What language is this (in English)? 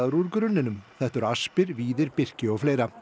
Icelandic